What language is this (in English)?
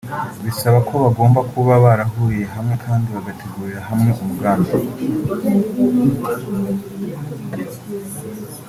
Kinyarwanda